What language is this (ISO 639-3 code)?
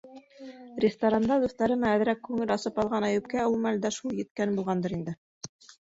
bak